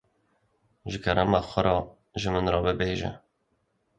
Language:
Kurdish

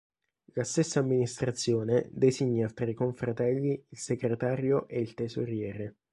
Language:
Italian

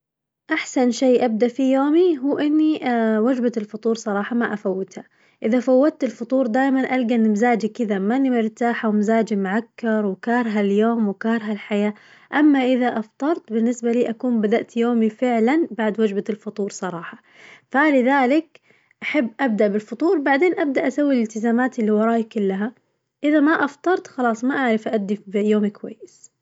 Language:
Najdi Arabic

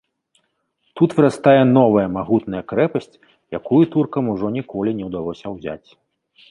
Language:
Belarusian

